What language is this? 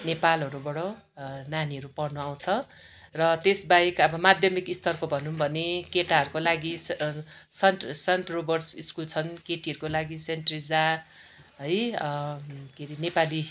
Nepali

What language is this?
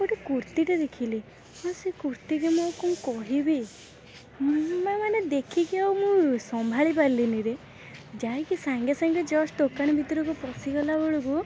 Odia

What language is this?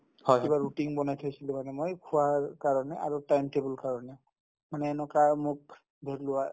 Assamese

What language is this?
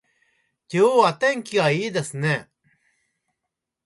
Japanese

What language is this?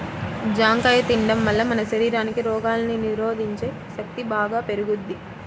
Telugu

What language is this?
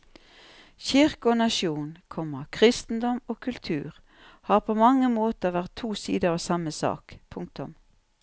Norwegian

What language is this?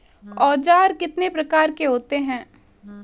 Hindi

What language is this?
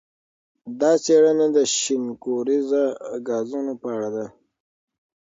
Pashto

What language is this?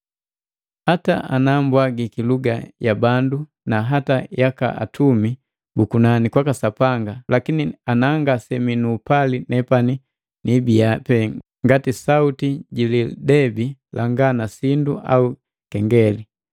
Matengo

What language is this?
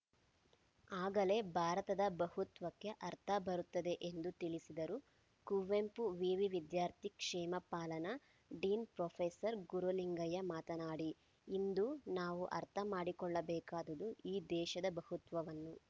Kannada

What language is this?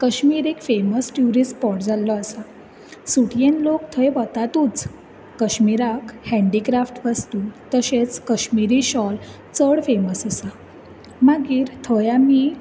Konkani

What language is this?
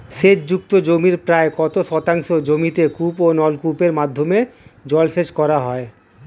Bangla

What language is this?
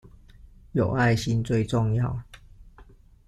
Chinese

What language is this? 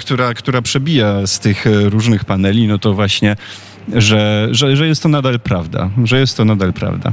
Polish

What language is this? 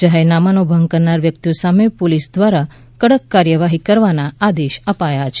Gujarati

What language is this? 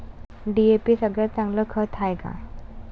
Marathi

